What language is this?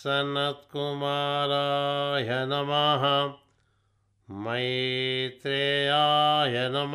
Telugu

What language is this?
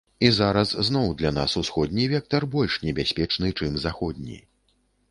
Belarusian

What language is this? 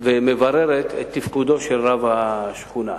Hebrew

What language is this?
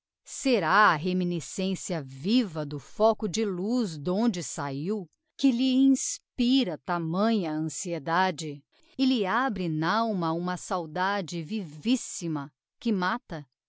Portuguese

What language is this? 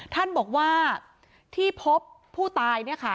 Thai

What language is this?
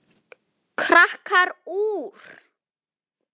Icelandic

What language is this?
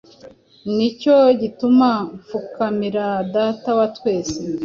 Kinyarwanda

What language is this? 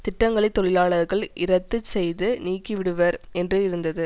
Tamil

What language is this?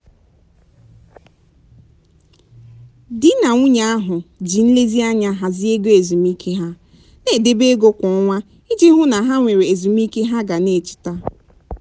Igbo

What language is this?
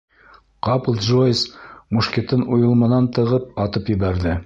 Bashkir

